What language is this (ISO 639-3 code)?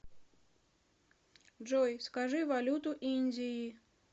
rus